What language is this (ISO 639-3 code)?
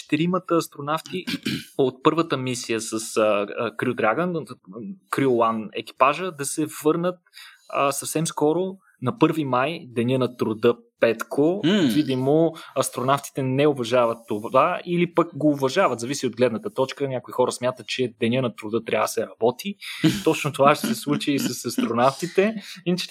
bul